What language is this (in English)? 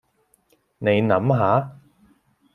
Cantonese